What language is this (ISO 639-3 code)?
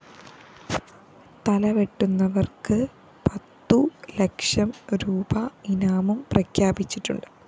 mal